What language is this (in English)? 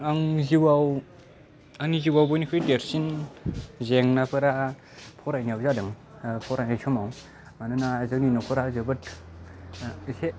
Bodo